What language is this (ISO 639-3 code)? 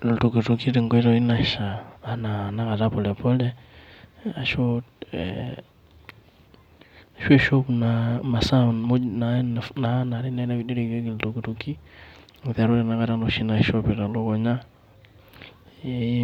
mas